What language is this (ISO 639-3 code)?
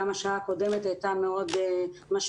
heb